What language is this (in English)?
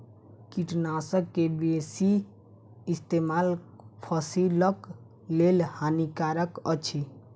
Maithili